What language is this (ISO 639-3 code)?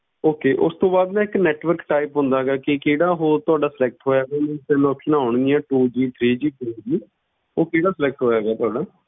pan